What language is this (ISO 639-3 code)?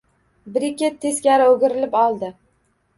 uzb